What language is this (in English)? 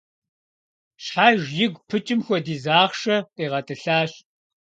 Kabardian